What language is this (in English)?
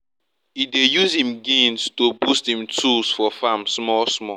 Nigerian Pidgin